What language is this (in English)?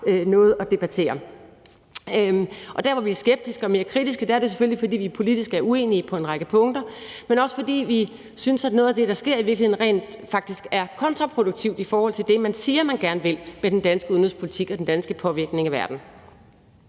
Danish